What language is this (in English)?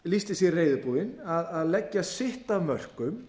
Icelandic